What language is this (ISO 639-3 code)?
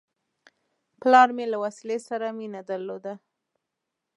pus